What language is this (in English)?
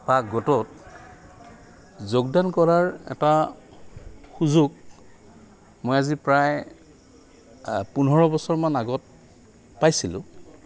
Assamese